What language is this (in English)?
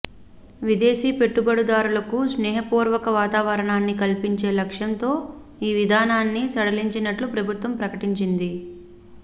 Telugu